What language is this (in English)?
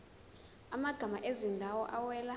Zulu